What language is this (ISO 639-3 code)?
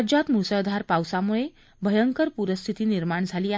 mar